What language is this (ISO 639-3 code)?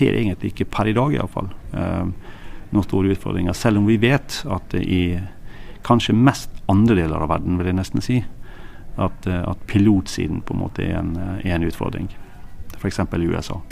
dan